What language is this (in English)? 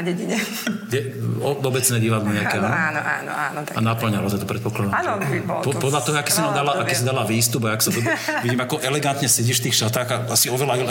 Slovak